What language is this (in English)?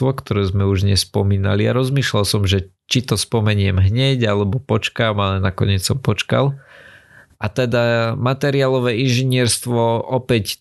Slovak